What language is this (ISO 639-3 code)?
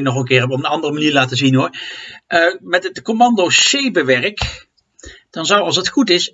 nld